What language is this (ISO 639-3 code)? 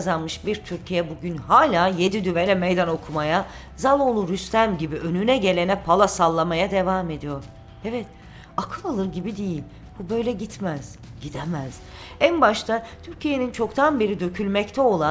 tur